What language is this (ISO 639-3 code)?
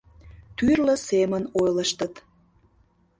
chm